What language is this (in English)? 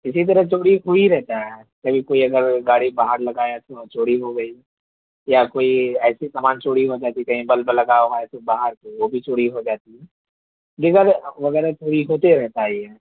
Urdu